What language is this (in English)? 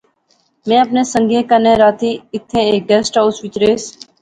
Pahari-Potwari